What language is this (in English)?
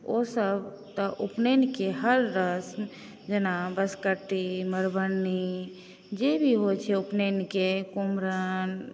Maithili